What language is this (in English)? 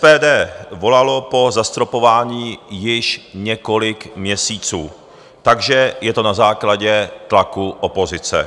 Czech